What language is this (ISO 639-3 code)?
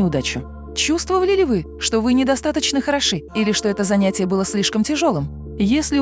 rus